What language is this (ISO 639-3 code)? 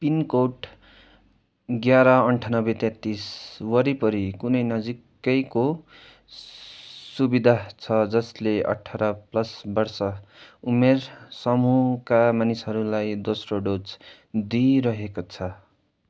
nep